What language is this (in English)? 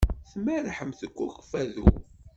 Kabyle